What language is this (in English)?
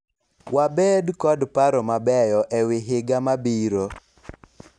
Luo (Kenya and Tanzania)